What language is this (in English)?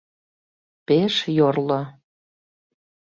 Mari